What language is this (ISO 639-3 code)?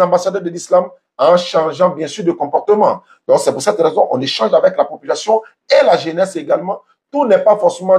fra